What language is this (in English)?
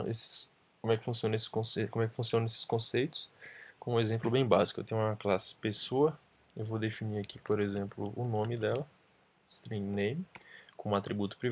Portuguese